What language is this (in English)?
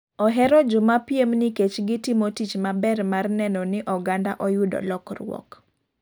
Luo (Kenya and Tanzania)